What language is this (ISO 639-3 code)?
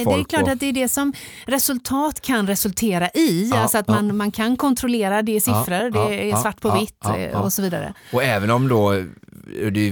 swe